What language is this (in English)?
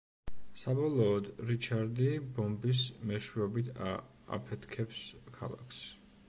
Georgian